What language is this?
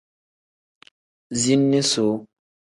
Tem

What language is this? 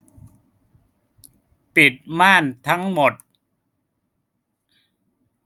Thai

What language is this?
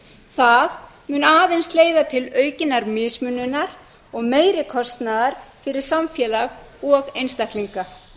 Icelandic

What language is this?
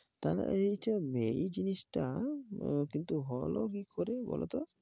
Bangla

